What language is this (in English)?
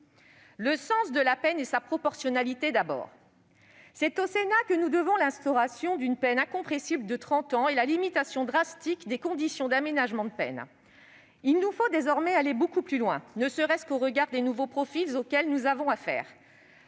French